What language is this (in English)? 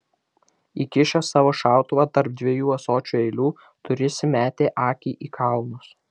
Lithuanian